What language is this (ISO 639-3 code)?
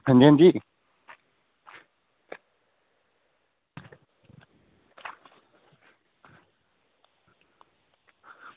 doi